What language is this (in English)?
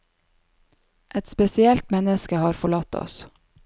Norwegian